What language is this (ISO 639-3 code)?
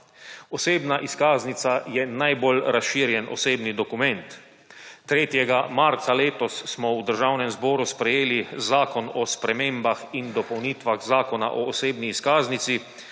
slv